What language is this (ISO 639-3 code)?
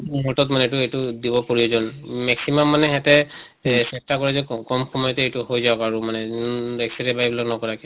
asm